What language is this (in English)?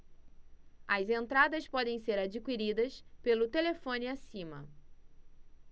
Portuguese